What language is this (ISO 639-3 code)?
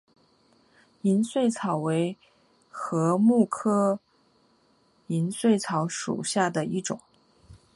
zho